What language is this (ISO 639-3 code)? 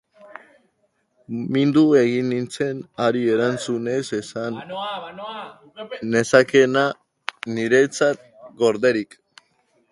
eus